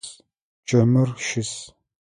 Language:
Adyghe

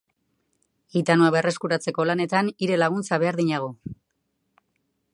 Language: Basque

